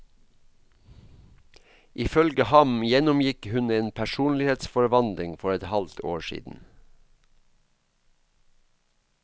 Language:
Norwegian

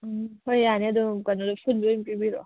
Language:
Manipuri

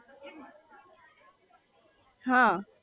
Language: Gujarati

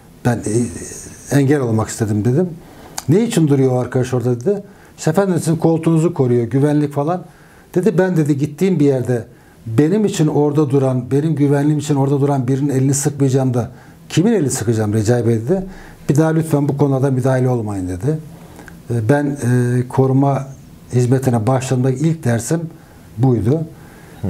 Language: Turkish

